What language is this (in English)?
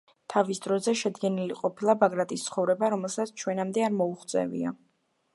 Georgian